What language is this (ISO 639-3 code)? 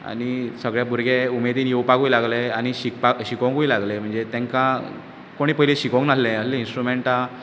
kok